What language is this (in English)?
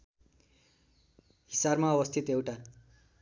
Nepali